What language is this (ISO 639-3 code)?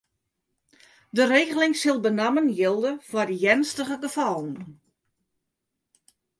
fry